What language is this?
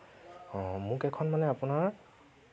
Assamese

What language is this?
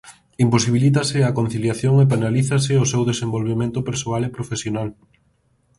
Galician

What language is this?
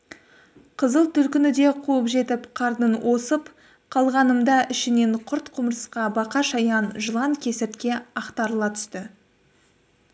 Kazakh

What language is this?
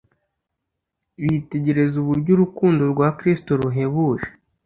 Kinyarwanda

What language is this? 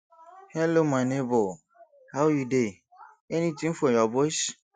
Nigerian Pidgin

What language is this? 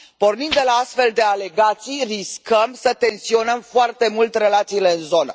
Romanian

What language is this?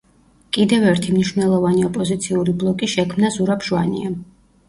Georgian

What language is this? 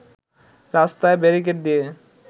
Bangla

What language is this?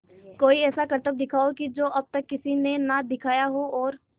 Hindi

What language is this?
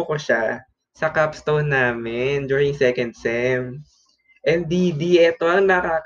Filipino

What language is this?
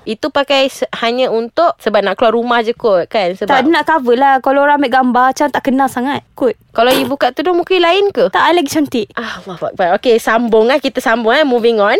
Malay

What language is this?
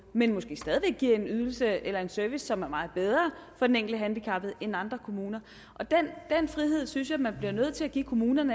Danish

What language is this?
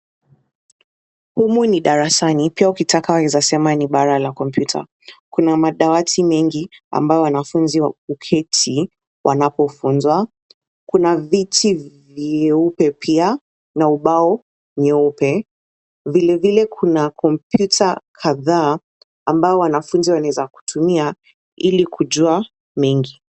Swahili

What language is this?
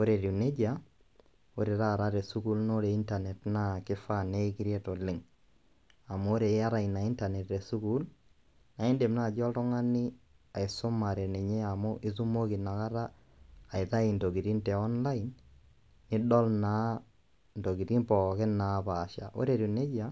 Masai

